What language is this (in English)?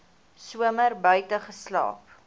Afrikaans